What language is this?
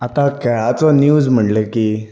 Konkani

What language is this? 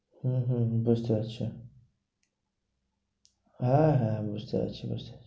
Bangla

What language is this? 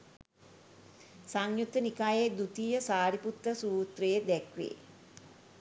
Sinhala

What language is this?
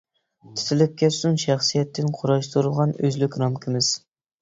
Uyghur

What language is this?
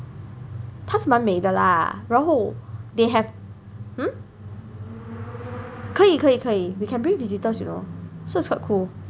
English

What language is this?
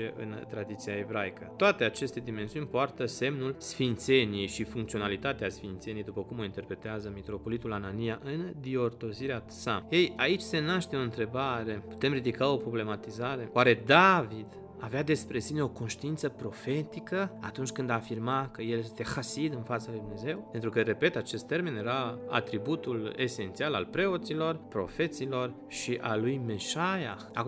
Romanian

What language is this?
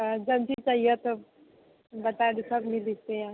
Maithili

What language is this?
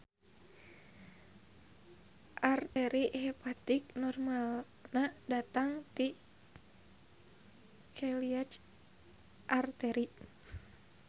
Sundanese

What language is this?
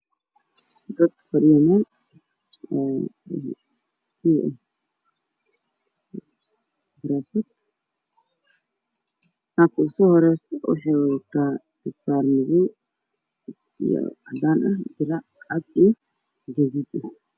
Somali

